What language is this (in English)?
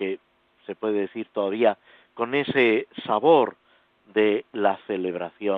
Spanish